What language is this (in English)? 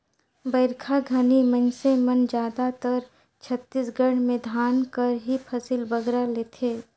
Chhattisgarhi